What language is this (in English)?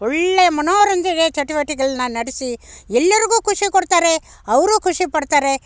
Kannada